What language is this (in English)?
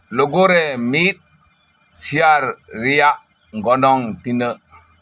Santali